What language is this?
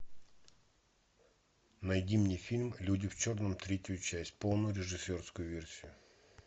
Russian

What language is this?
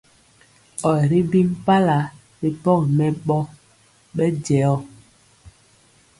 Mpiemo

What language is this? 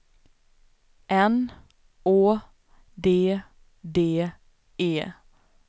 Swedish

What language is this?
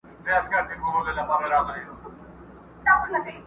Pashto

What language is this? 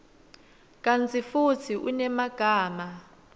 Swati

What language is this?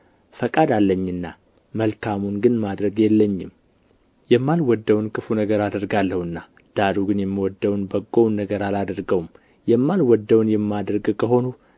Amharic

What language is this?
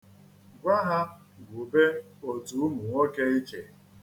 Igbo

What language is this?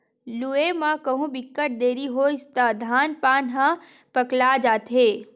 Chhattisgarhi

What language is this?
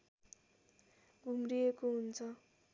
Nepali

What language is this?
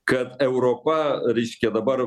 Lithuanian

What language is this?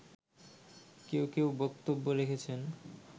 Bangla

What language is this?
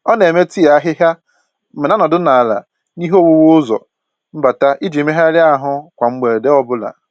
Igbo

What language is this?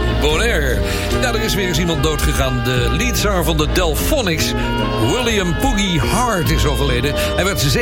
Dutch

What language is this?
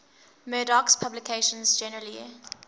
English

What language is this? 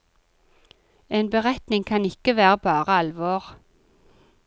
Norwegian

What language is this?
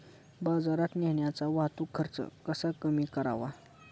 Marathi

